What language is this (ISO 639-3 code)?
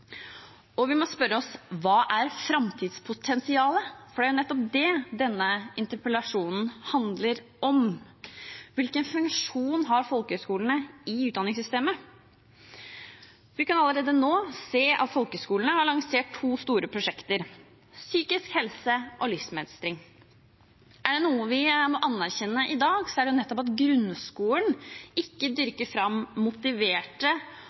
nob